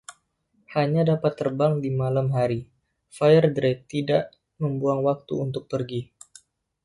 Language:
Indonesian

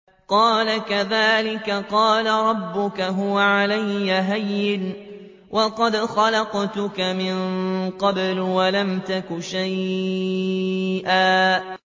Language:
Arabic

